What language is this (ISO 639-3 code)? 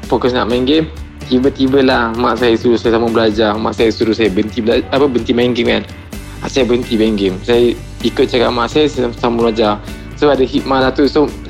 msa